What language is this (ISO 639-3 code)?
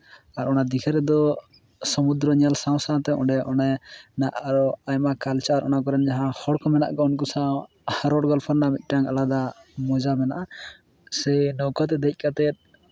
sat